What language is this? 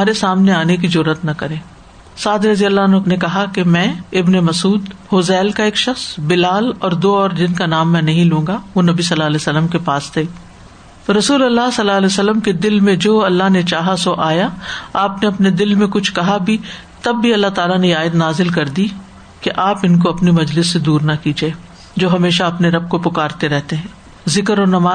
Urdu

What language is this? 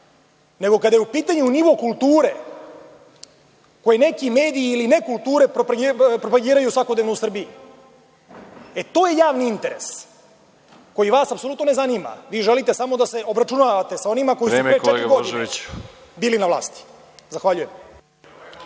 Serbian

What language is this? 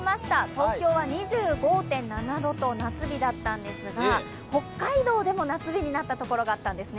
Japanese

